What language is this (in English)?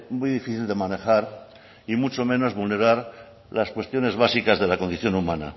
Spanish